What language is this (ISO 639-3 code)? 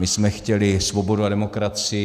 ces